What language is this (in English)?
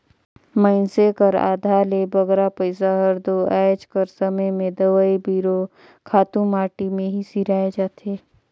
Chhattisgarhi